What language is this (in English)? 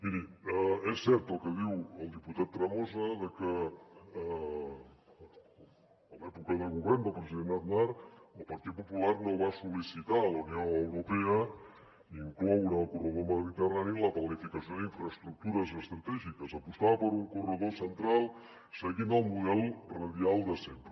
Catalan